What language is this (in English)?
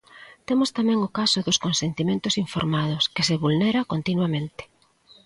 Galician